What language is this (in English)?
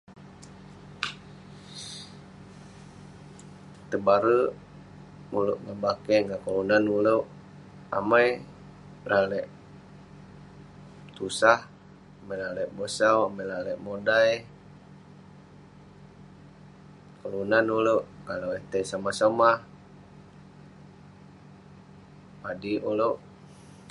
Western Penan